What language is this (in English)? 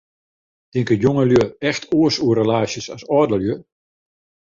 Western Frisian